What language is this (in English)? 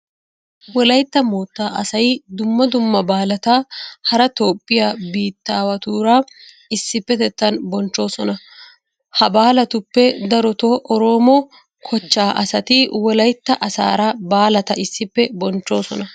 Wolaytta